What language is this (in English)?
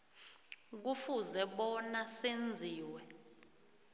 South Ndebele